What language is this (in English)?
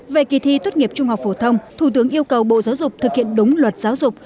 Vietnamese